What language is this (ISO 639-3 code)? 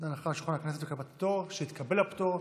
heb